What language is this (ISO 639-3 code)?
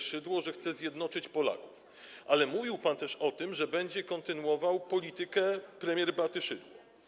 pol